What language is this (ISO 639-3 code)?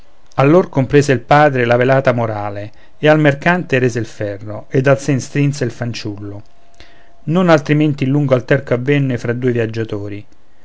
ita